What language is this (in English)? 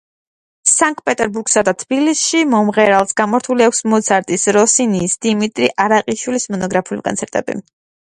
Georgian